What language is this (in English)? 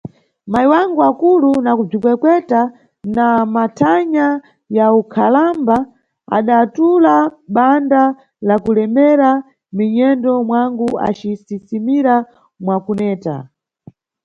Nyungwe